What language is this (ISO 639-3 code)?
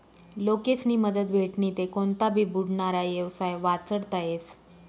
mar